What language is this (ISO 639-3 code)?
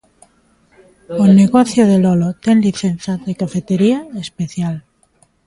glg